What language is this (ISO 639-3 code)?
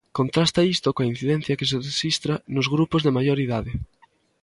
glg